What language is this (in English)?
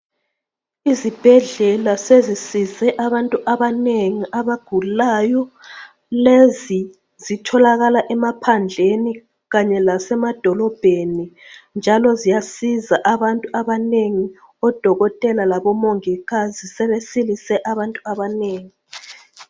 North Ndebele